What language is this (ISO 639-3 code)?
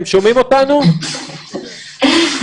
heb